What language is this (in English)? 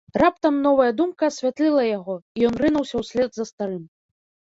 Belarusian